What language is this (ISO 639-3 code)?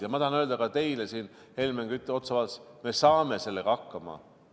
est